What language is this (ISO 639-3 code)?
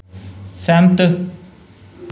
doi